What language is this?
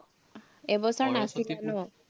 Assamese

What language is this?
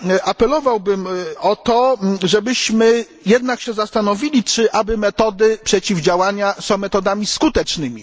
Polish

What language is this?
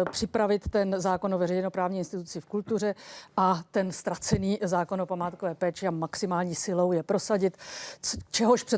Czech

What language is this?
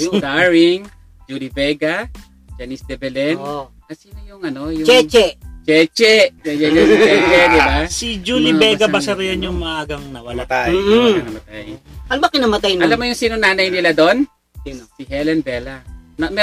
Filipino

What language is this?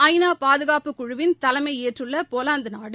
Tamil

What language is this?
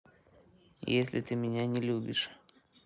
Russian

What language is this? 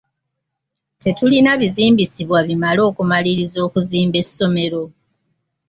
Ganda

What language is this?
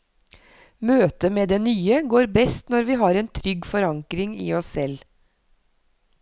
Norwegian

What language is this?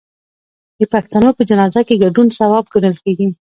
Pashto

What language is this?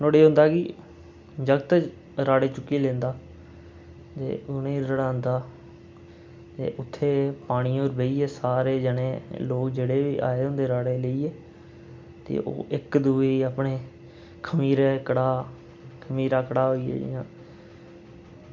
Dogri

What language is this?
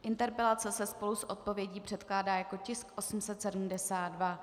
Czech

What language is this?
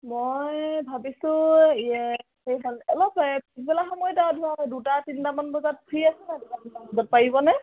Assamese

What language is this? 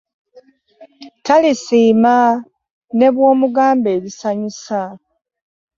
Ganda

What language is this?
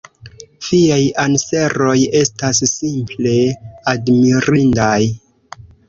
Esperanto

